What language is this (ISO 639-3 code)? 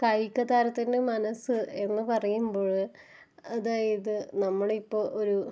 mal